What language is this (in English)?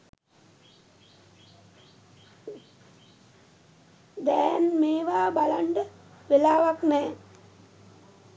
Sinhala